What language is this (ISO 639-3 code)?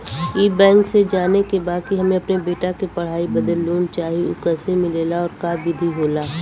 bho